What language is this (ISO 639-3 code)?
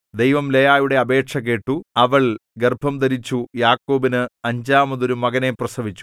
mal